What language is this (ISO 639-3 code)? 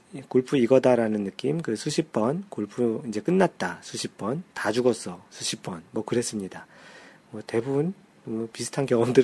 kor